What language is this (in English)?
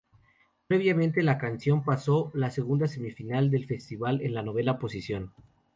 Spanish